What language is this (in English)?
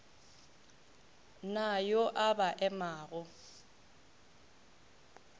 Northern Sotho